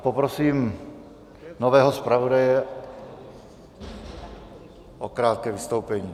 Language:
Czech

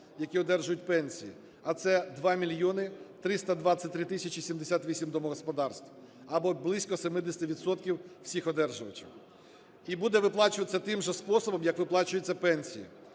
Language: Ukrainian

